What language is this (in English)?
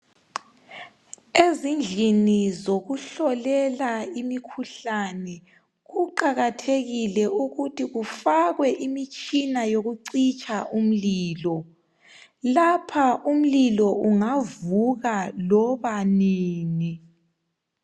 North Ndebele